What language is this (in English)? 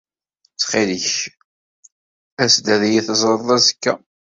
Kabyle